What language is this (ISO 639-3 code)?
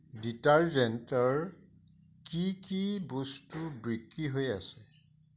asm